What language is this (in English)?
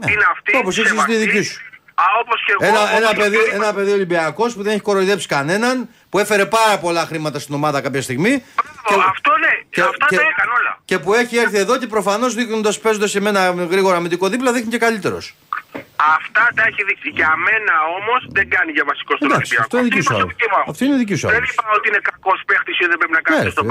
Greek